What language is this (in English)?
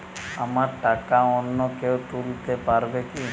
Bangla